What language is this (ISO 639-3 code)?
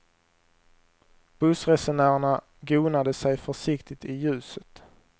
swe